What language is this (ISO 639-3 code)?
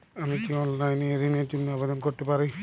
ben